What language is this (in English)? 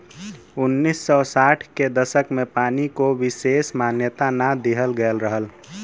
Bhojpuri